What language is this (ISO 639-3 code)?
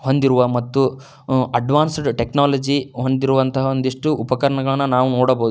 kan